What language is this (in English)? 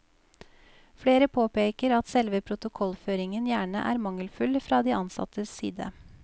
Norwegian